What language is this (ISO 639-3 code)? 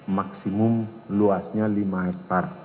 ind